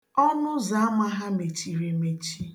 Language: Igbo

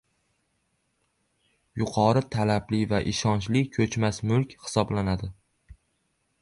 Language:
Uzbek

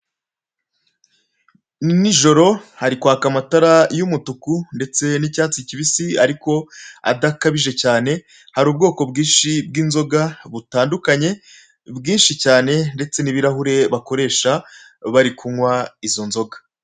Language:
Kinyarwanda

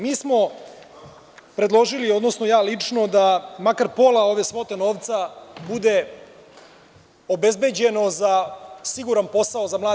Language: Serbian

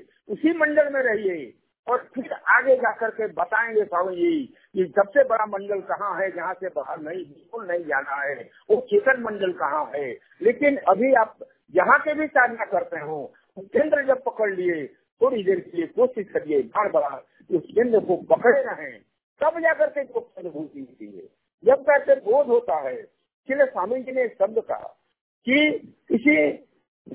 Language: Hindi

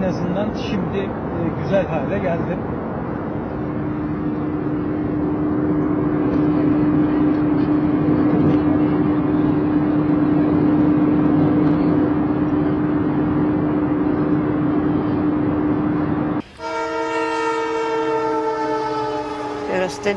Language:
Turkish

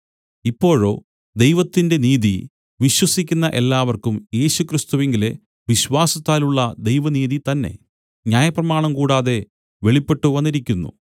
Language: Malayalam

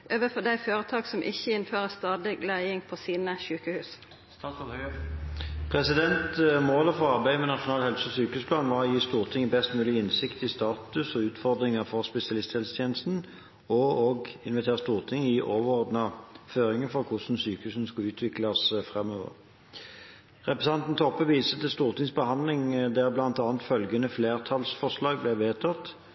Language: Norwegian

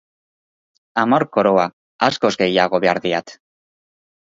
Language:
Basque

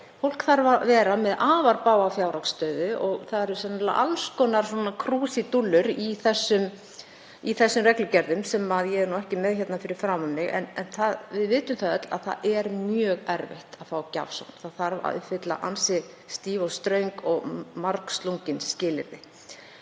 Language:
Icelandic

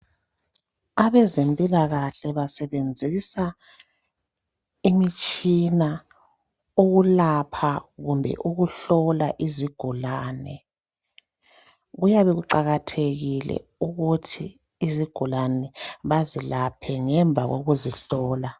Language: North Ndebele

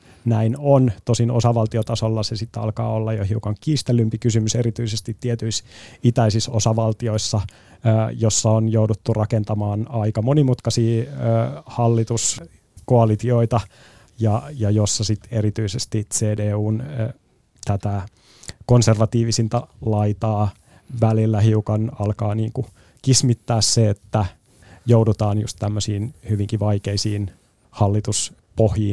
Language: Finnish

